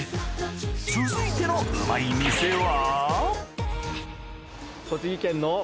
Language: Japanese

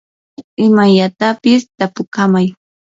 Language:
Yanahuanca Pasco Quechua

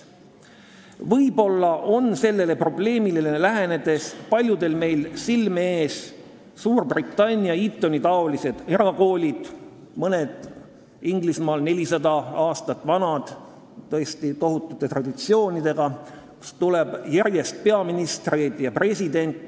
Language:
Estonian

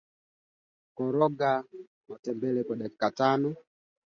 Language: Swahili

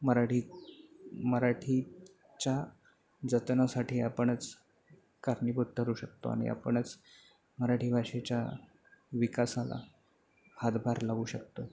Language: Marathi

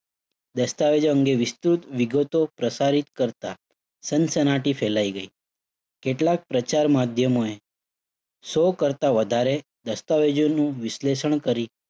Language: Gujarati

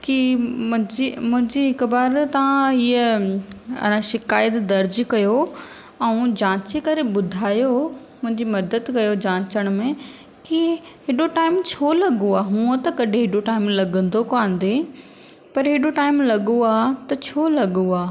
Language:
Sindhi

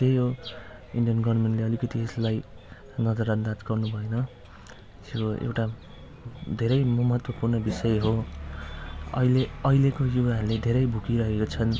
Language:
Nepali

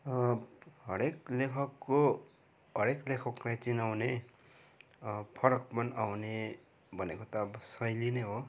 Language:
Nepali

